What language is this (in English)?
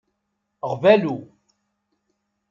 Kabyle